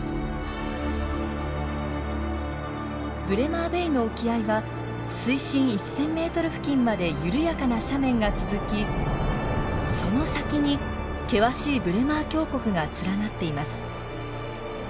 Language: Japanese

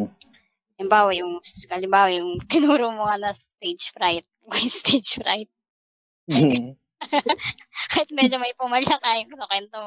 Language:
Filipino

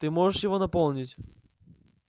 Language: Russian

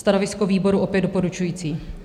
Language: Czech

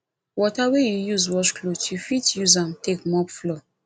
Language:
Nigerian Pidgin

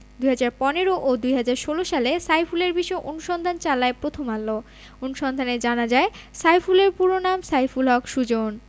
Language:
Bangla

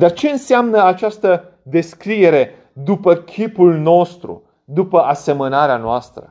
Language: Romanian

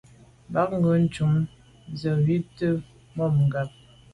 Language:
Medumba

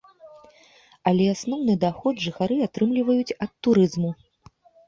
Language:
Belarusian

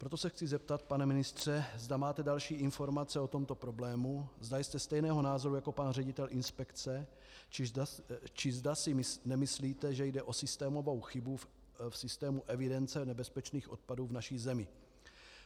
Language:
Czech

